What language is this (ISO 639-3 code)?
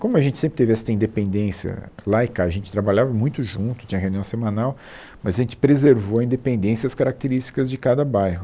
por